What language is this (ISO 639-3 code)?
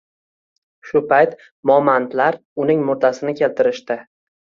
uzb